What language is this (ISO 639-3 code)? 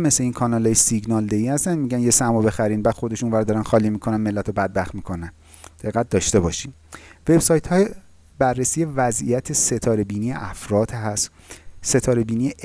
fas